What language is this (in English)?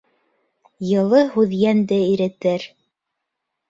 Bashkir